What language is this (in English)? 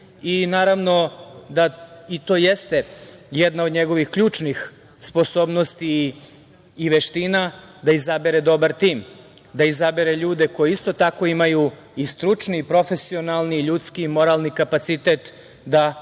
Serbian